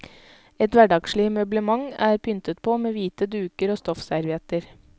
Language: Norwegian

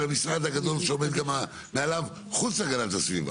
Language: Hebrew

